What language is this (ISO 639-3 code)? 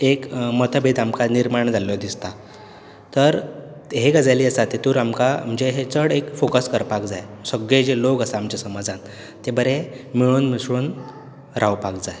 kok